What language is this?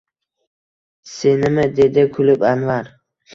Uzbek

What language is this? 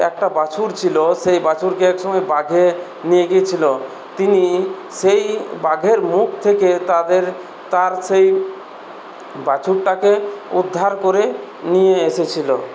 Bangla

